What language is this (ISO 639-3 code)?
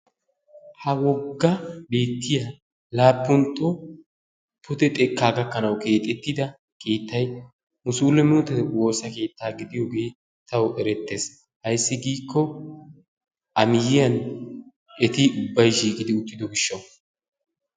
wal